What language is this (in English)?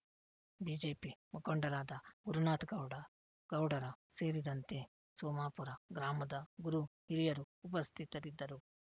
Kannada